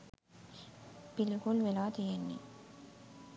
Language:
Sinhala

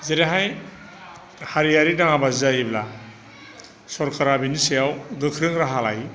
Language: Bodo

